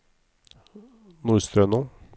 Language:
Norwegian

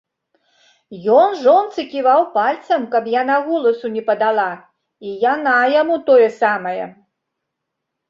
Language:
Belarusian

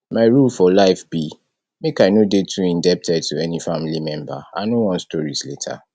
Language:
Nigerian Pidgin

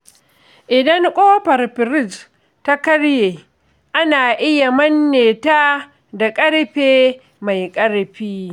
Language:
Hausa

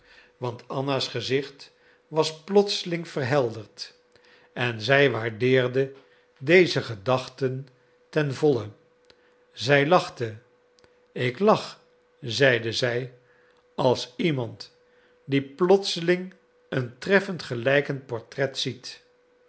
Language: Dutch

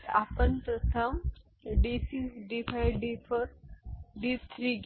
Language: Marathi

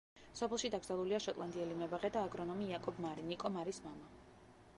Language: Georgian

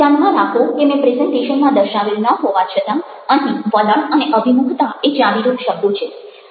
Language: Gujarati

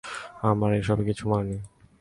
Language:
Bangla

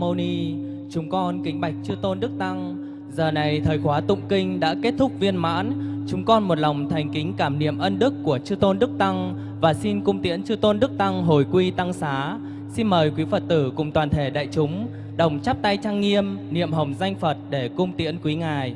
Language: Vietnamese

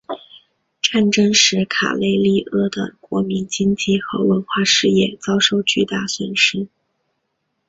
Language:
Chinese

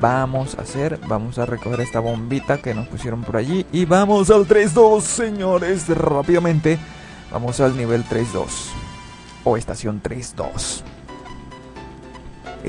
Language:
Spanish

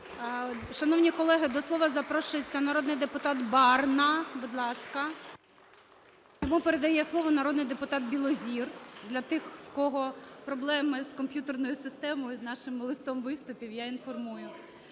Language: Ukrainian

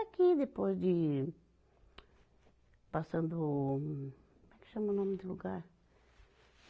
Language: Portuguese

